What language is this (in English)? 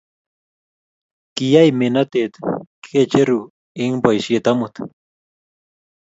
Kalenjin